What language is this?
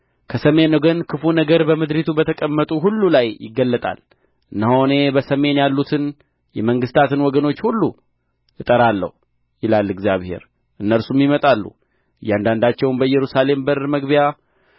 Amharic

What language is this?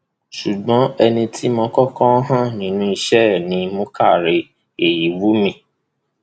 Yoruba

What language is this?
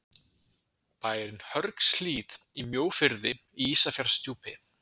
Icelandic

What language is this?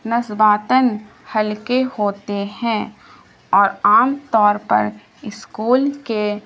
Urdu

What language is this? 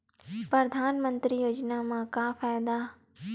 Chhattisgarhi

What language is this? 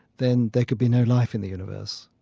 English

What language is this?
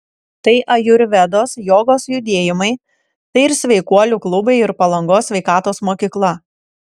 Lithuanian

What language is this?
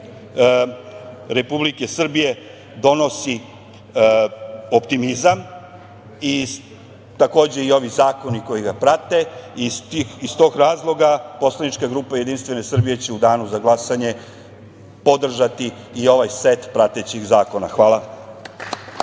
Serbian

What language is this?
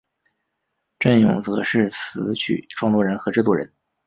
Chinese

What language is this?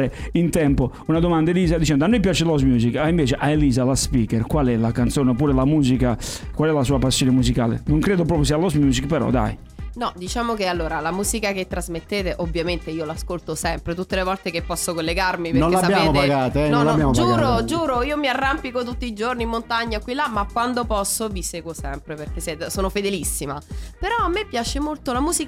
Italian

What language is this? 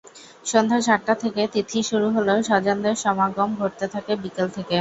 Bangla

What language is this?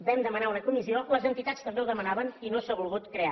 Catalan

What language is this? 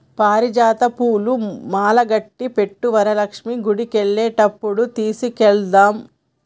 Telugu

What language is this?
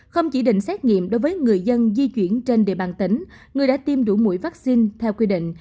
Vietnamese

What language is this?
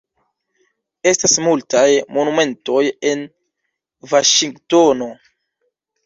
Esperanto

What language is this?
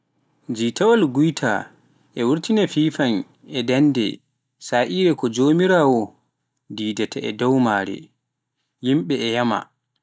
Pular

